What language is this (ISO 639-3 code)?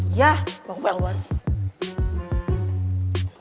ind